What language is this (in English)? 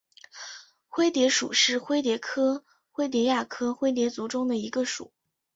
Chinese